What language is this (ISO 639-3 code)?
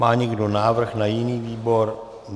ces